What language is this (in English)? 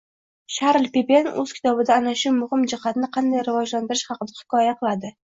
Uzbek